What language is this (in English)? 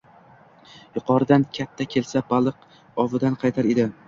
Uzbek